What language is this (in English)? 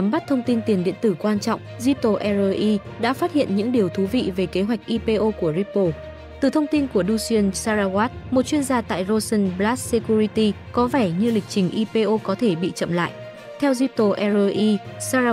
Vietnamese